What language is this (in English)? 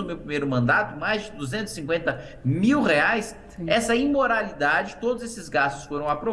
Portuguese